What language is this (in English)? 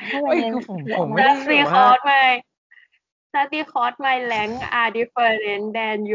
Thai